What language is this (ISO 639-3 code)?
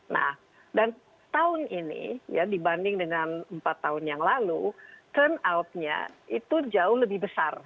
ind